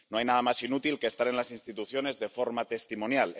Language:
Spanish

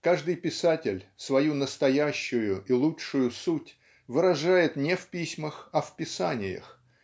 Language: Russian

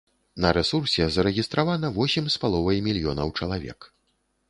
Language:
Belarusian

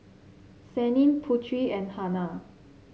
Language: English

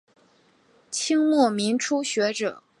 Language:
Chinese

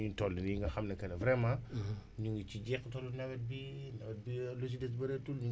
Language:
Wolof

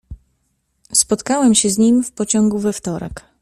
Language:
Polish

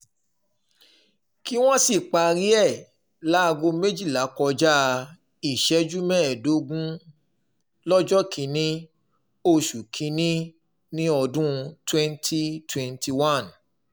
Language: Yoruba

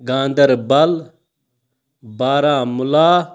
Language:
Kashmiri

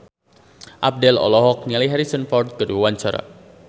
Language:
Sundanese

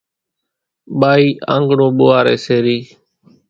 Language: Kachi Koli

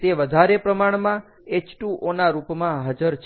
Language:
Gujarati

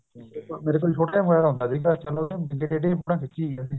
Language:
Punjabi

